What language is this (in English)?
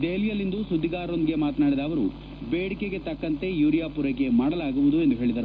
Kannada